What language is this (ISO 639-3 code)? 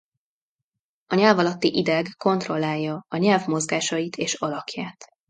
hun